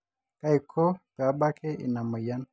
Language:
Masai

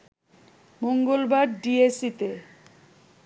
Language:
Bangla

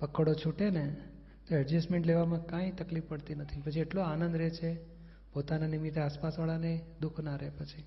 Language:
Gujarati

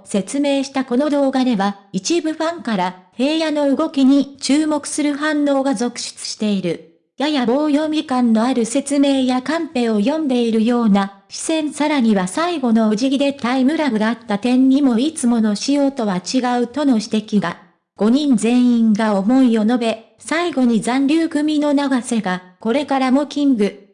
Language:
Japanese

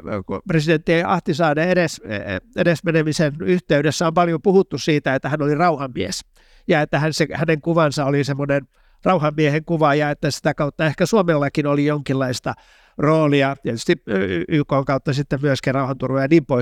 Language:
Finnish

